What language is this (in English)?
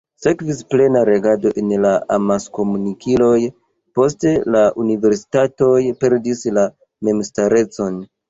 Esperanto